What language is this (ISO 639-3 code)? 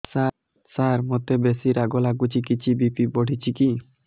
ori